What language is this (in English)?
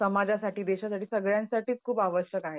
Marathi